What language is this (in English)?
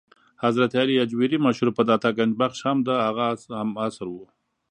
Pashto